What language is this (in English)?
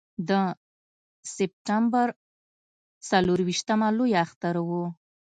Pashto